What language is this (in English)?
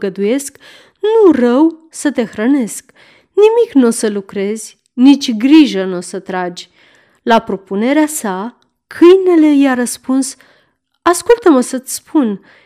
Romanian